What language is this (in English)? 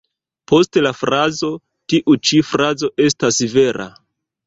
Esperanto